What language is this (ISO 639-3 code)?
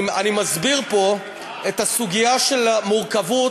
heb